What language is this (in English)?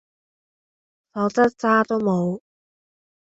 Cantonese